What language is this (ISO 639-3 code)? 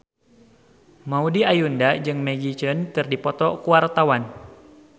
sun